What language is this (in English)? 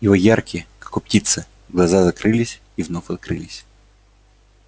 Russian